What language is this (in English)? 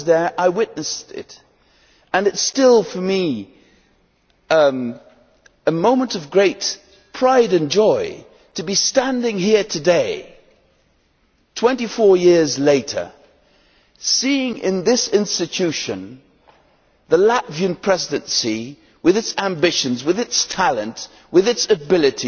English